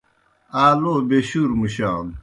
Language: Kohistani Shina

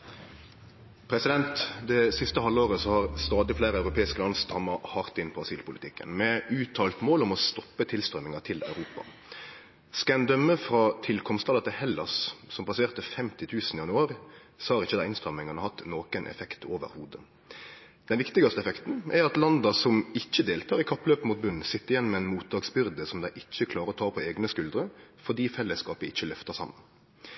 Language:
Norwegian Nynorsk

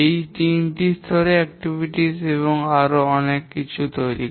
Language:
Bangla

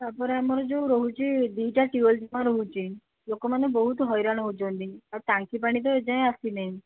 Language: Odia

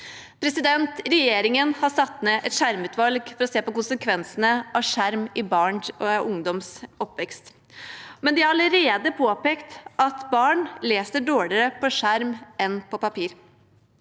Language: Norwegian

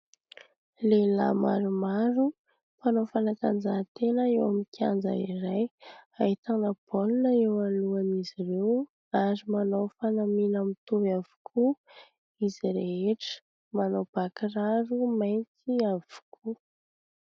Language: Malagasy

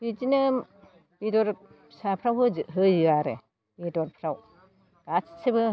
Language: Bodo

